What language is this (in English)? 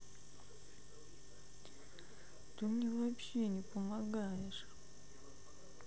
Russian